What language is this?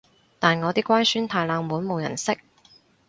Cantonese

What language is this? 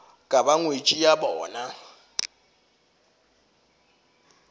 Northern Sotho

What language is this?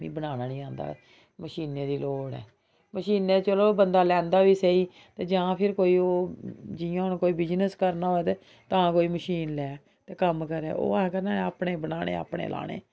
Dogri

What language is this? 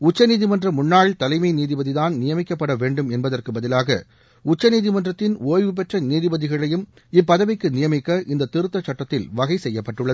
Tamil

